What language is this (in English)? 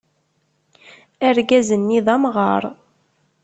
Kabyle